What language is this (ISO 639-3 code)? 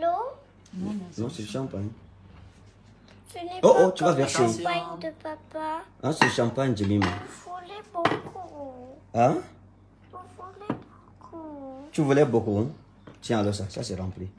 fra